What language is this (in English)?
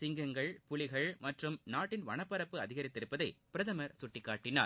Tamil